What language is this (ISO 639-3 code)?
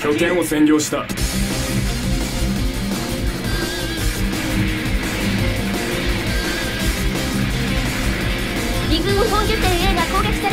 jpn